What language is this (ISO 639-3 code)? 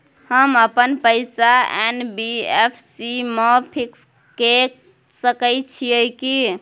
mai